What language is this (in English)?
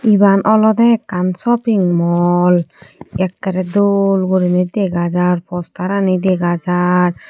Chakma